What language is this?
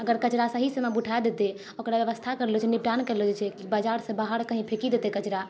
Maithili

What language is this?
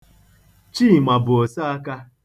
Igbo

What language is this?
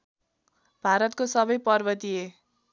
Nepali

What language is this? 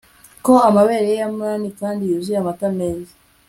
Kinyarwanda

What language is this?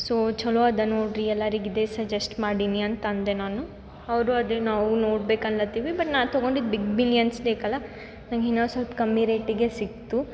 Kannada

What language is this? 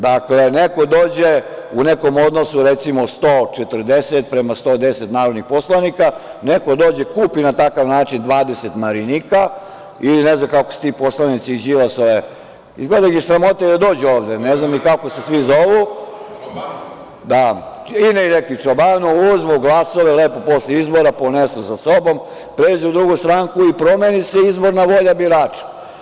Serbian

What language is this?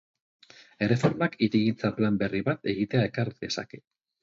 Basque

